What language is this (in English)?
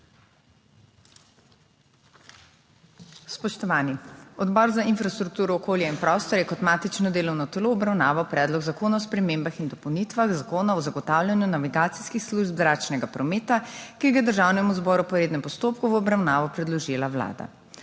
Slovenian